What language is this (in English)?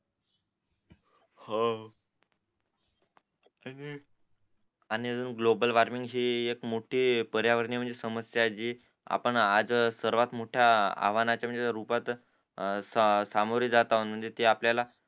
Marathi